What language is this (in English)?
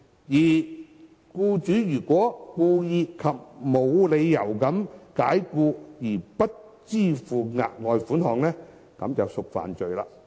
Cantonese